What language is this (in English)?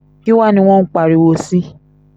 Yoruba